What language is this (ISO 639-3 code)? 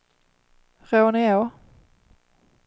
swe